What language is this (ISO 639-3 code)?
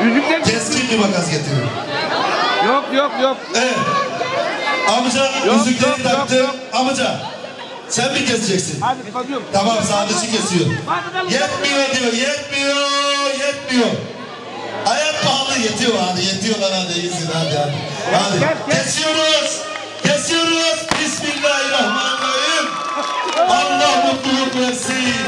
tur